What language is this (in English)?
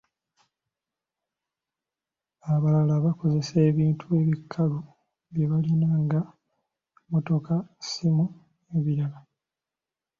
Ganda